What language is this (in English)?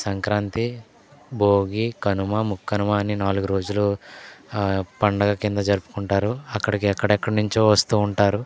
Telugu